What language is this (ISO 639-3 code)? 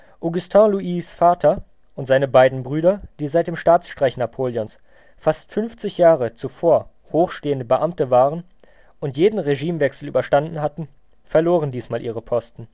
deu